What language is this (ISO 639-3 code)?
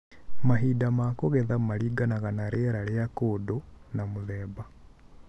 kik